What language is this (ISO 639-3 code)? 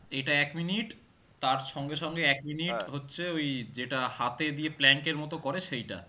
ben